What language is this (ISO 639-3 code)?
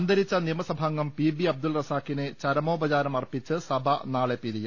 mal